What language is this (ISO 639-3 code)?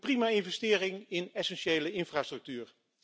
nld